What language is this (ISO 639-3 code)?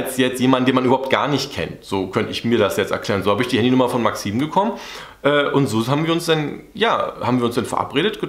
deu